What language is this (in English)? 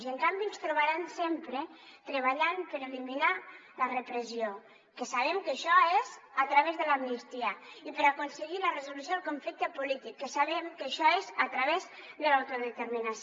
Catalan